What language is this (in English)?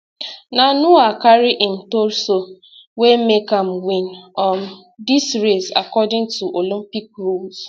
Nigerian Pidgin